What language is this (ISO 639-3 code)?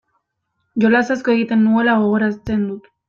eus